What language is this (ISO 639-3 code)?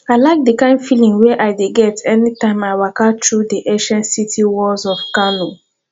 pcm